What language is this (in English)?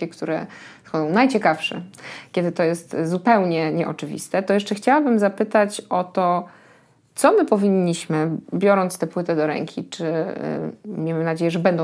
Polish